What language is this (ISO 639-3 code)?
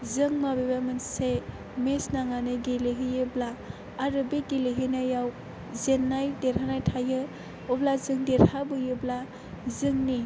brx